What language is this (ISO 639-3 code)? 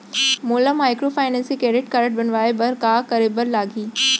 hne